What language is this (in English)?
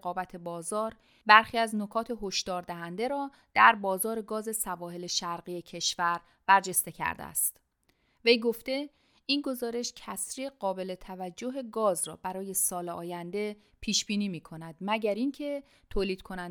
Persian